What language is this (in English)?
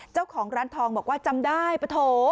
Thai